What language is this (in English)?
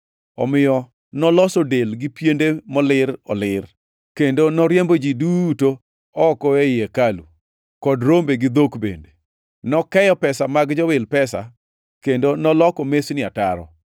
Luo (Kenya and Tanzania)